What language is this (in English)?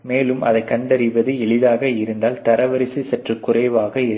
Tamil